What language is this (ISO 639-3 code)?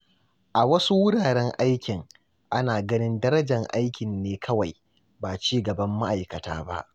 hau